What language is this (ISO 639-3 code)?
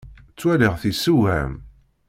kab